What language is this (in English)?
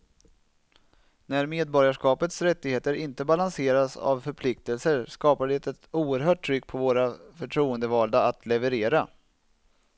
Swedish